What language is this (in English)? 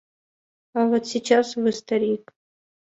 Mari